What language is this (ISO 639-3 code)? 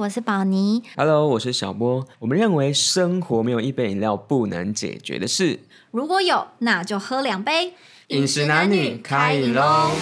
zho